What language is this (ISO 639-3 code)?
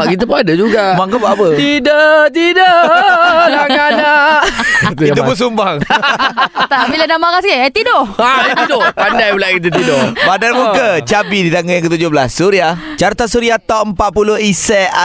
msa